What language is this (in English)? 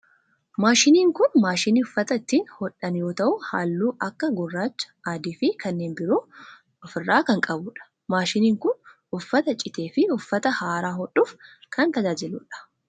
Oromo